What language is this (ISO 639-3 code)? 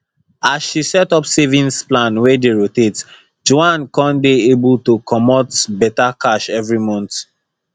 pcm